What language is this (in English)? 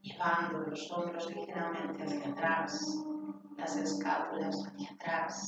Spanish